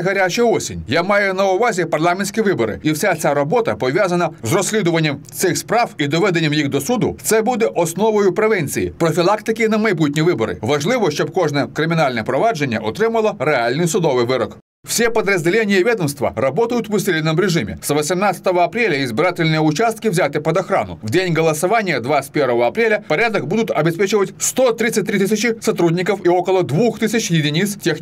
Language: Russian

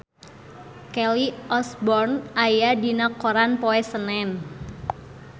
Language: Sundanese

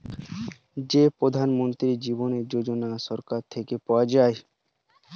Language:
Bangla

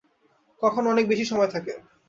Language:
Bangla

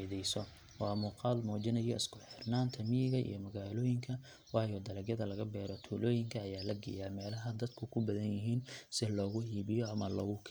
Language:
Somali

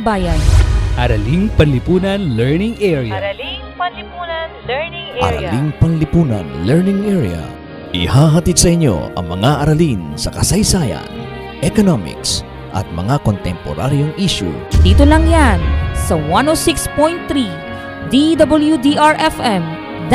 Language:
Filipino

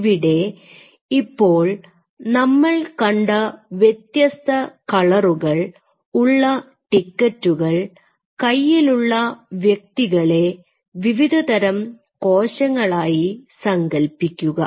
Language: Malayalam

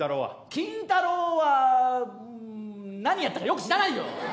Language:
Japanese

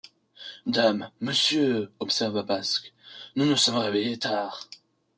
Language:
French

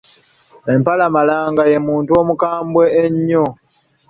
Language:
Ganda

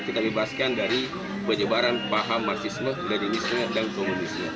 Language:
Indonesian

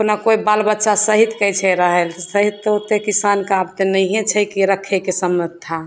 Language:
Maithili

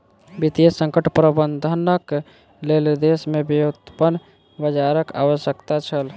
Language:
Maithili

